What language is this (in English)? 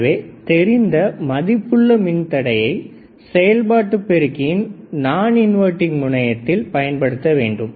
Tamil